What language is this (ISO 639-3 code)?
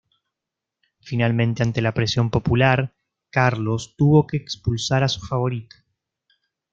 spa